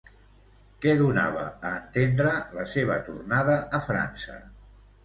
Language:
Catalan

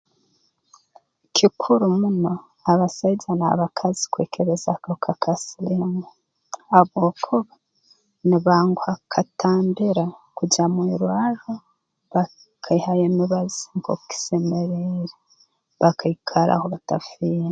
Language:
Tooro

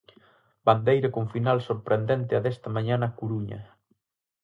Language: Galician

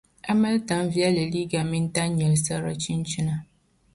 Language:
Dagbani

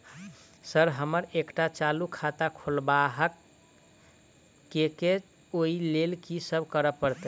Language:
Maithili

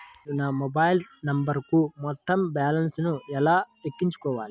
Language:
Telugu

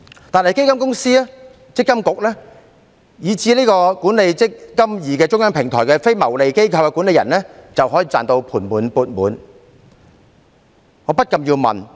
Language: Cantonese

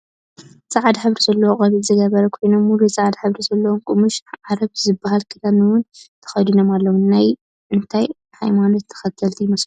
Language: Tigrinya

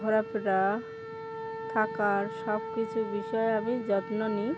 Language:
Bangla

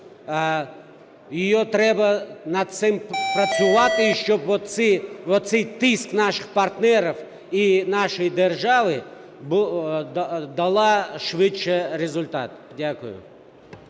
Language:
Ukrainian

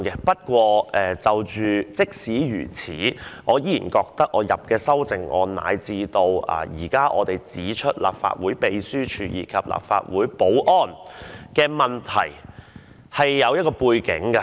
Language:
Cantonese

